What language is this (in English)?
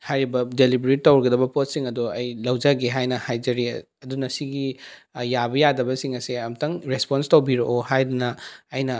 Manipuri